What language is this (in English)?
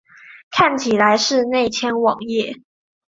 Chinese